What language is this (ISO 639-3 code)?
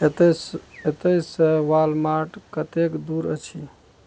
mai